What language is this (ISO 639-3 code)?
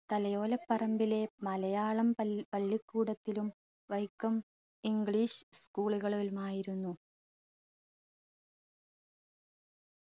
mal